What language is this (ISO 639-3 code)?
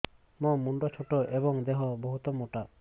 ori